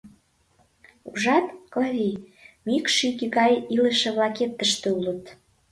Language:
Mari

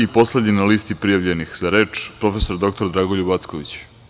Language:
Serbian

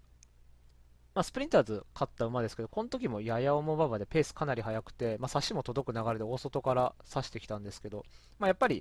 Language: Japanese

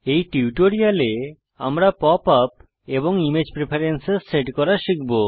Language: Bangla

